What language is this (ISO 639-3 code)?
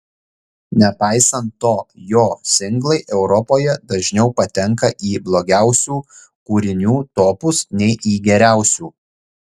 lit